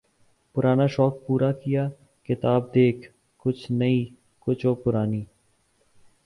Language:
Urdu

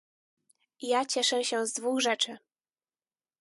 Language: Polish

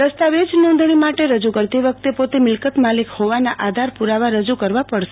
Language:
Gujarati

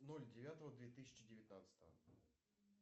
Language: Russian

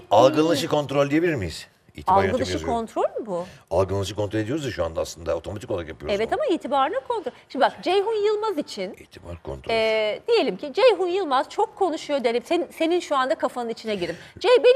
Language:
Turkish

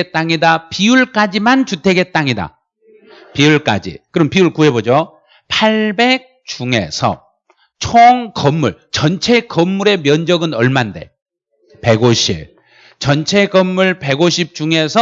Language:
Korean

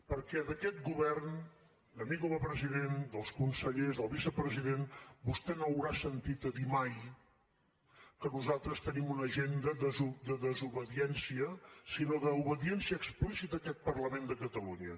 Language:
Catalan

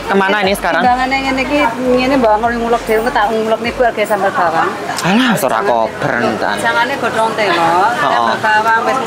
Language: Indonesian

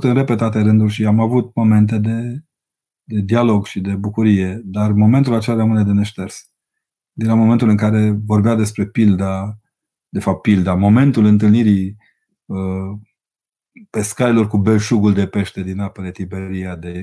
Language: Romanian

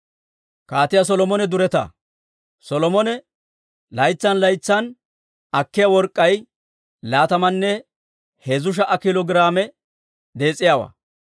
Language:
Dawro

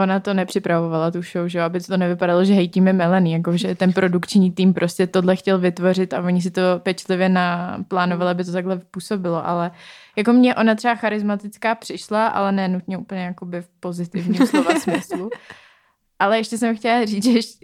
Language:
Czech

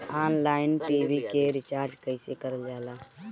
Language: Bhojpuri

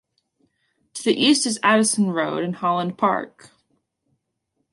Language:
English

